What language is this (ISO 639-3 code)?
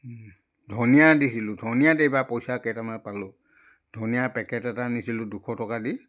asm